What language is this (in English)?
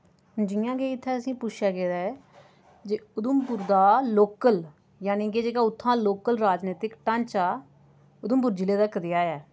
Dogri